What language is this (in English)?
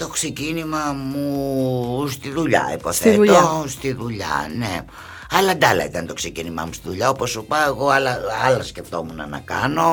Greek